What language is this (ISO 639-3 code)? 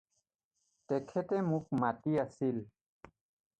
asm